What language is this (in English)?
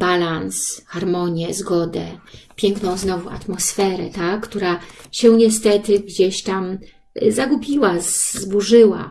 Polish